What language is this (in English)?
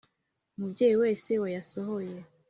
Kinyarwanda